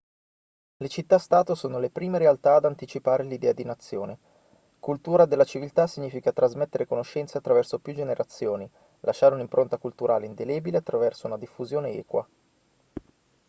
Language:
Italian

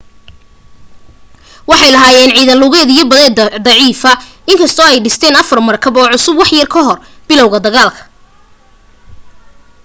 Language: Somali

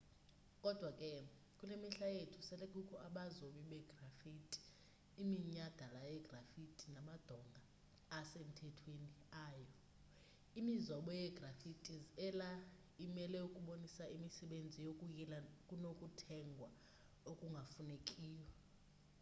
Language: Xhosa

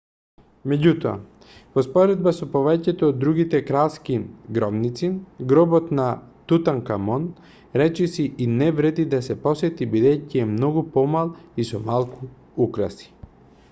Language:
Macedonian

